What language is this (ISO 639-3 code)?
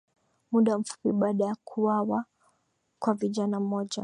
swa